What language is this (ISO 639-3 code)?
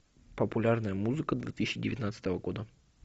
rus